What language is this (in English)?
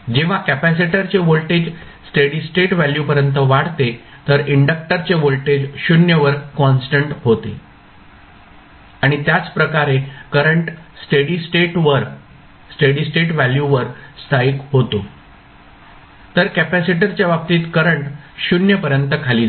Marathi